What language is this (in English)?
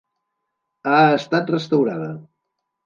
Catalan